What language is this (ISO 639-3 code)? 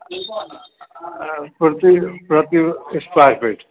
snd